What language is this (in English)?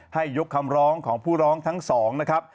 Thai